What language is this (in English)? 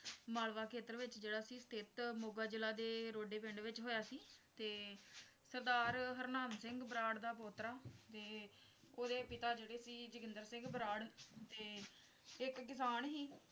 Punjabi